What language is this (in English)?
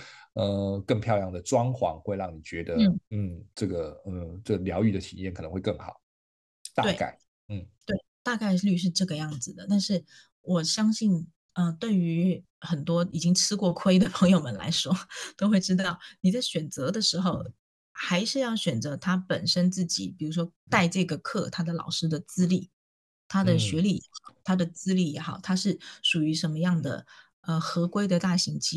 Chinese